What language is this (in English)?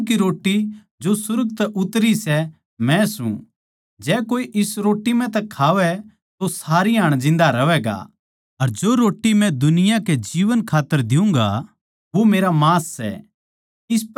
Haryanvi